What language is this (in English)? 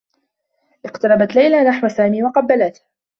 Arabic